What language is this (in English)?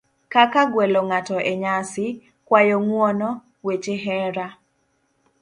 Luo (Kenya and Tanzania)